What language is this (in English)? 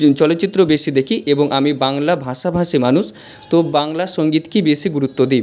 Bangla